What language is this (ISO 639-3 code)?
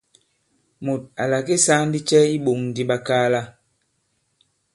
abb